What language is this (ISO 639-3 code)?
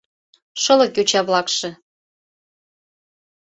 chm